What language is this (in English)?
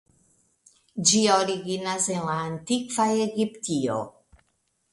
Esperanto